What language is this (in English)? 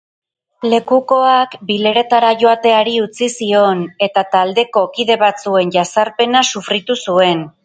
Basque